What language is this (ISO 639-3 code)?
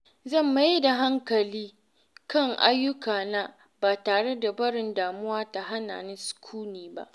hau